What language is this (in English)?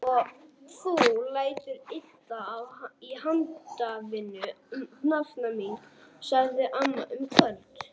Icelandic